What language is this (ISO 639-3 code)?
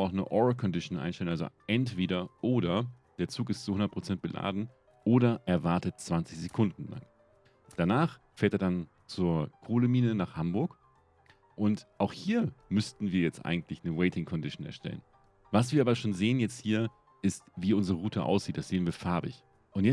deu